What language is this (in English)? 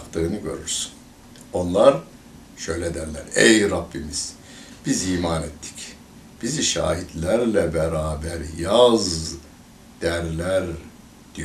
Turkish